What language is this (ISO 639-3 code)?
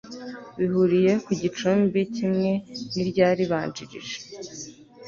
kin